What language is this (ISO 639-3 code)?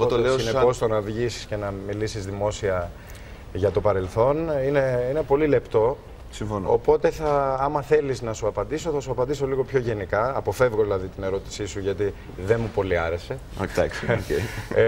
ell